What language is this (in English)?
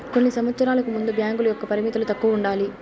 Telugu